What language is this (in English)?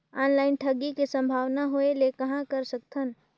Chhattisgarhi